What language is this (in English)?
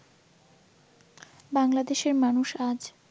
Bangla